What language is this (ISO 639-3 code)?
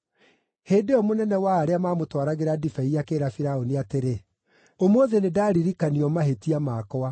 kik